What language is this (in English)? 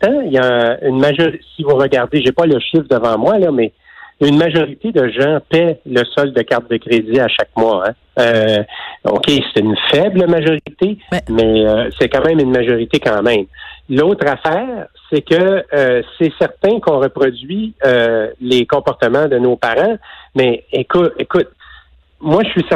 French